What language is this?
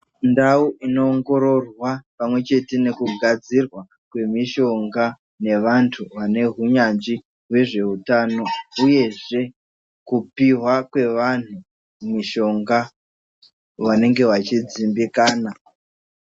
Ndau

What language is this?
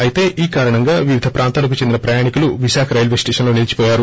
Telugu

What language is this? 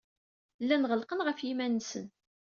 Kabyle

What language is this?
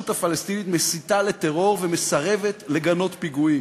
Hebrew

